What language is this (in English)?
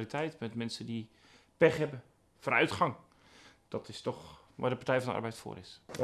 Dutch